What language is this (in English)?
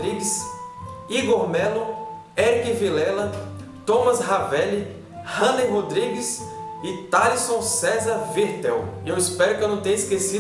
Portuguese